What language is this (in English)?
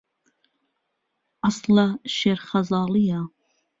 Central Kurdish